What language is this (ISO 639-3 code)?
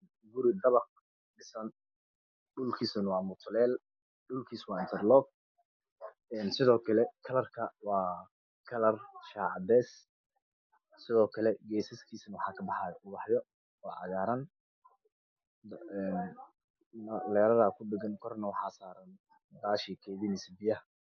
som